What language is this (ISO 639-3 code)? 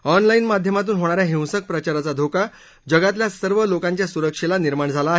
mar